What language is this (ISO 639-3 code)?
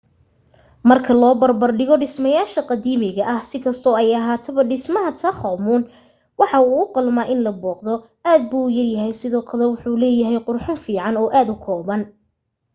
som